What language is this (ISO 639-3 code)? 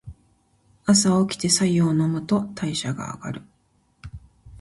jpn